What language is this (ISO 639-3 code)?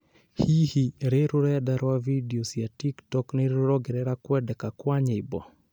kik